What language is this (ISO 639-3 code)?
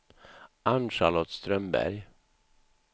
swe